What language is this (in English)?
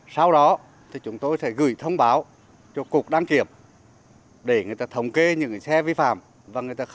Vietnamese